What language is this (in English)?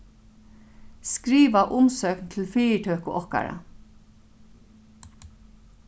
Faroese